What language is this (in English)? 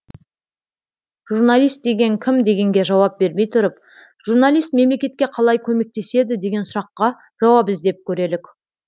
Kazakh